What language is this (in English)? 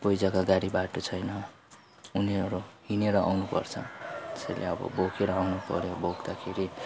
Nepali